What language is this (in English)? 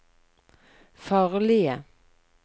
Norwegian